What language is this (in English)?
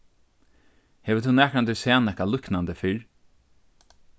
Faroese